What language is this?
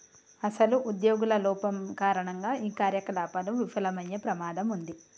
Telugu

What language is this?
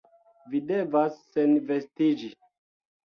Esperanto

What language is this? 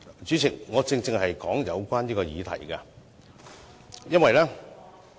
Cantonese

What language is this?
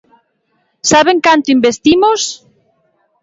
Galician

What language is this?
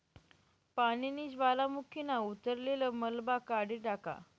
Marathi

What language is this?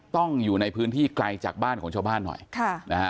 Thai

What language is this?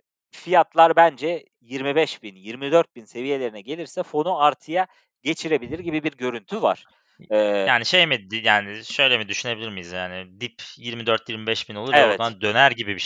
Turkish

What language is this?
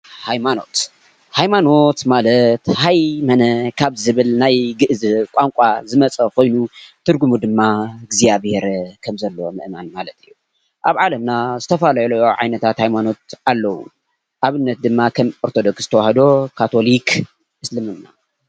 Tigrinya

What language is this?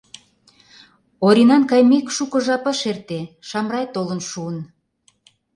Mari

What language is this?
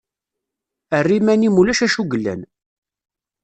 Kabyle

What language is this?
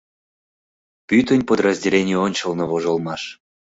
Mari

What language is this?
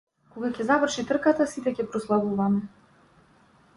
Macedonian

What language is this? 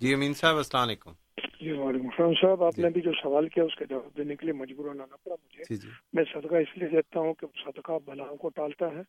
Urdu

